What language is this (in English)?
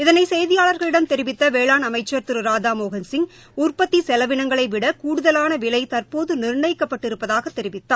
Tamil